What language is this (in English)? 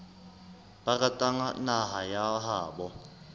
Southern Sotho